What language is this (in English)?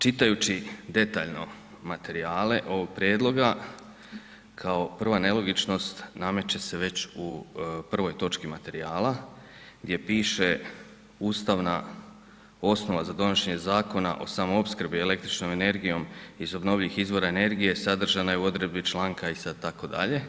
Croatian